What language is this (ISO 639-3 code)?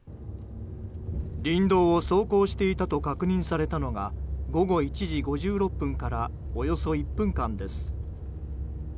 jpn